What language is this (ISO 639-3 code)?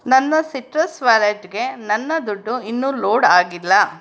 kan